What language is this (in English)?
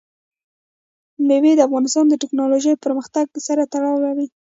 Pashto